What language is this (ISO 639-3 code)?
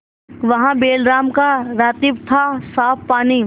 hin